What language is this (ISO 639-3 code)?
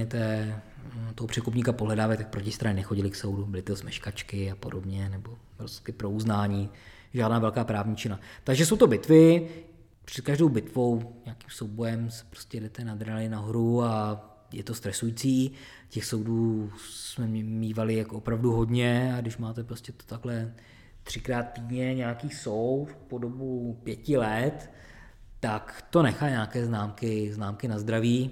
ces